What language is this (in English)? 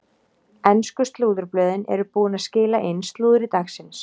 Icelandic